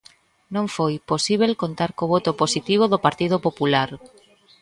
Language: Galician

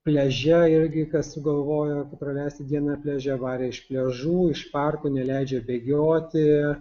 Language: Lithuanian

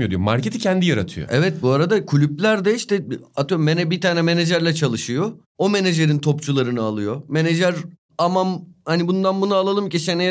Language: Turkish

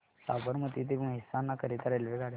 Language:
Marathi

